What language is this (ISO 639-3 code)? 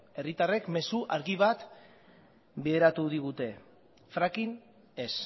eus